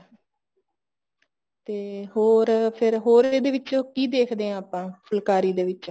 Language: Punjabi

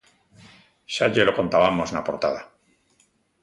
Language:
Galician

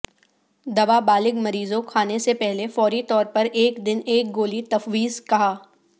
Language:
Urdu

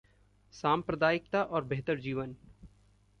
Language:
Hindi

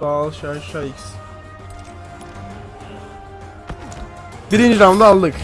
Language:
Turkish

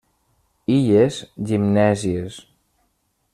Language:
Catalan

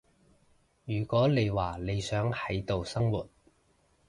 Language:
Cantonese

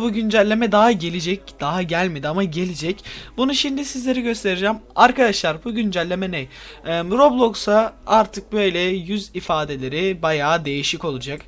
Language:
Turkish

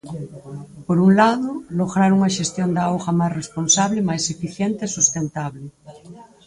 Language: Galician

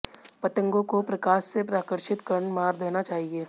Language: Hindi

